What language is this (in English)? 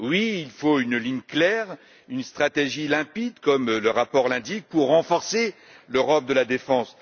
French